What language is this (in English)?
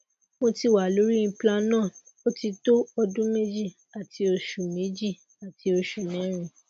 Yoruba